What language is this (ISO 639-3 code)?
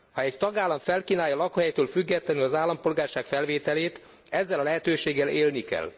hun